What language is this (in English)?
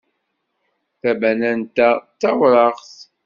Kabyle